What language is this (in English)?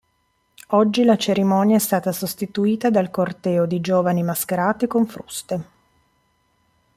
Italian